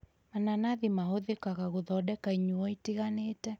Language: Kikuyu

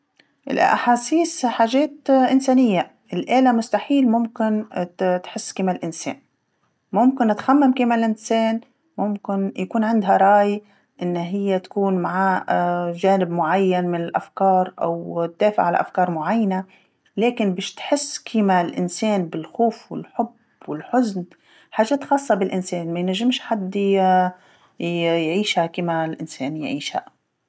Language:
Tunisian Arabic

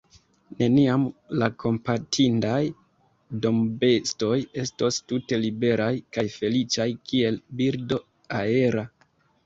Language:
Esperanto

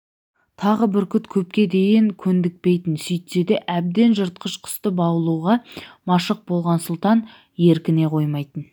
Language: Kazakh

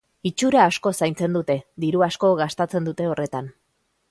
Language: Basque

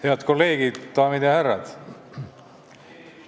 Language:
Estonian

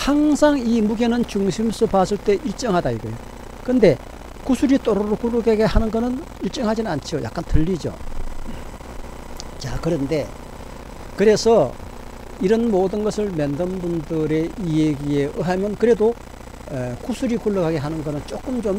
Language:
Korean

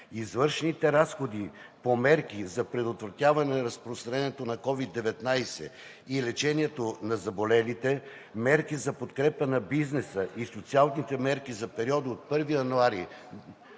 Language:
Bulgarian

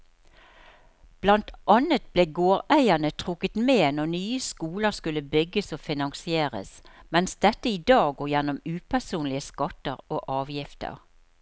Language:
Norwegian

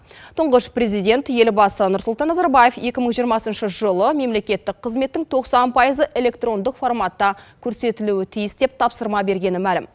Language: Kazakh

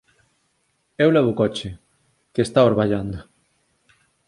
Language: Galician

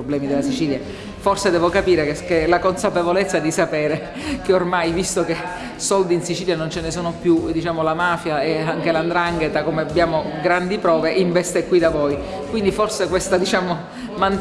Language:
Italian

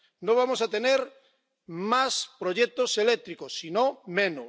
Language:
Spanish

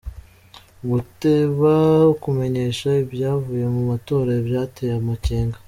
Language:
Kinyarwanda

